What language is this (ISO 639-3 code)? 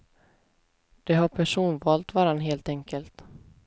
swe